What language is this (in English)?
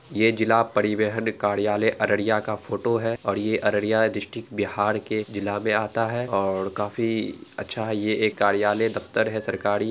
Angika